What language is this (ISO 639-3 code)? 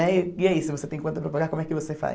por